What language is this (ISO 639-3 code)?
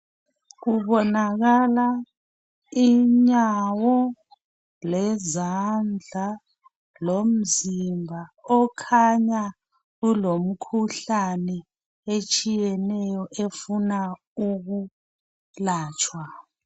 nde